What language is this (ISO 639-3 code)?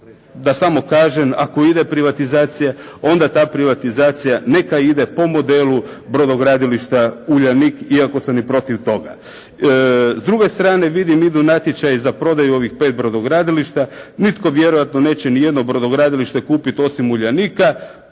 hrv